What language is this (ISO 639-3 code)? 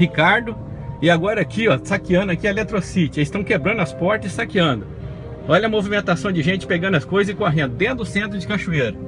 por